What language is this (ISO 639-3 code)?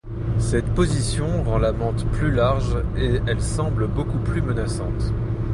fra